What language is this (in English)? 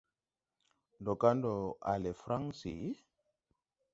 Tupuri